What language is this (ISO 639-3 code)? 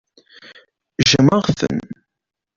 kab